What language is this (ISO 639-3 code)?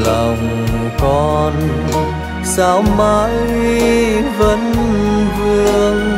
vie